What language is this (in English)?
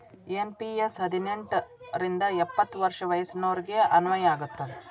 Kannada